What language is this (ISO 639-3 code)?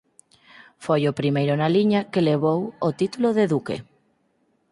glg